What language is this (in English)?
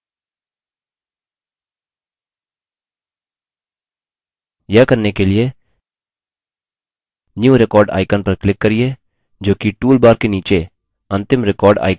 Hindi